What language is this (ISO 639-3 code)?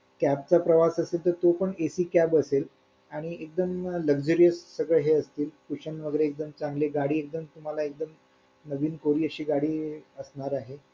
mar